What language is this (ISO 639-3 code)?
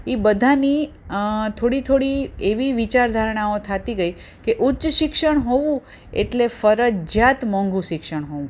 guj